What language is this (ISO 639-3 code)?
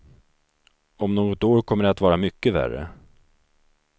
swe